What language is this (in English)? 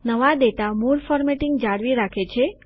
Gujarati